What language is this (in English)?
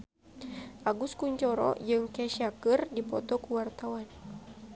Sundanese